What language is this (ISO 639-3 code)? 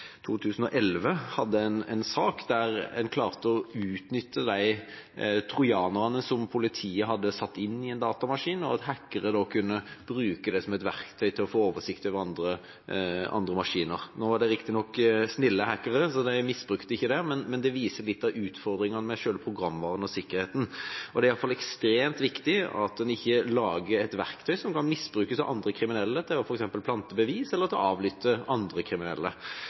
nob